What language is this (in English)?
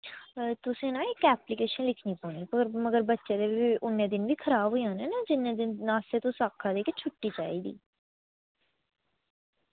Dogri